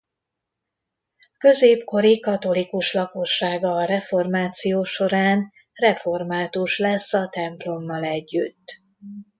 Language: Hungarian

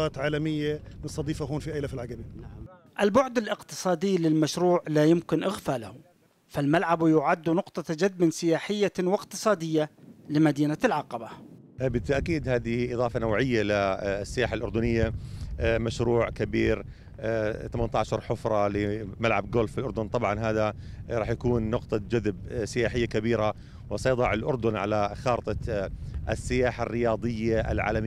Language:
Arabic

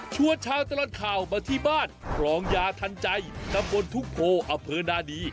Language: Thai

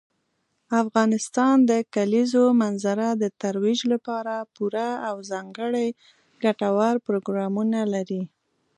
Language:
Pashto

